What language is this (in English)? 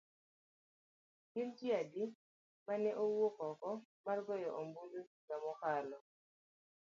Luo (Kenya and Tanzania)